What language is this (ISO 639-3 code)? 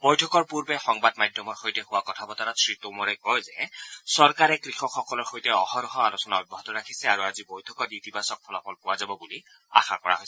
asm